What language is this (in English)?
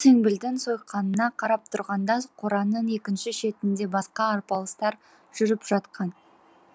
Kazakh